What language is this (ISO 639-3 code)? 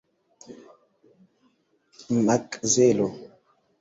epo